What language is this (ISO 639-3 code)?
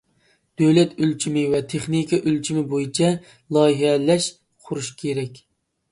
uig